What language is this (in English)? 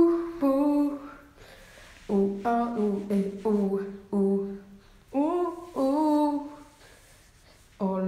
Italian